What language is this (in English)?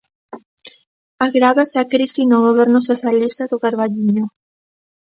Galician